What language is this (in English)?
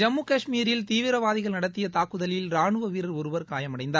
Tamil